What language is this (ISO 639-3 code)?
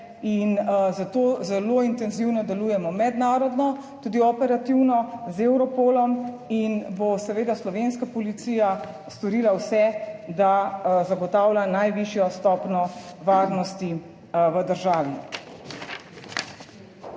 slv